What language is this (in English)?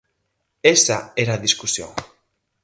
Galician